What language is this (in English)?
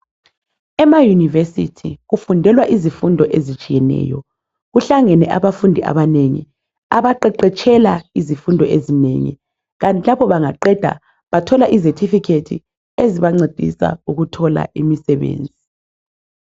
North Ndebele